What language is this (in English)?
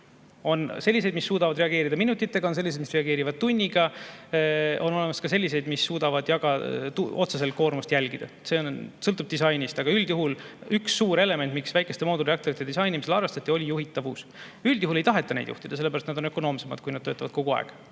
Estonian